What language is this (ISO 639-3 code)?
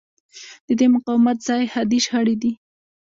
pus